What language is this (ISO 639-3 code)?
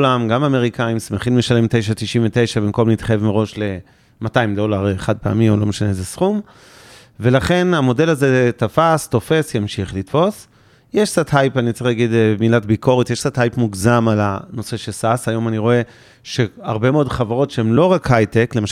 heb